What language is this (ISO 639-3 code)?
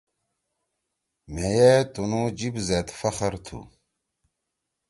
trw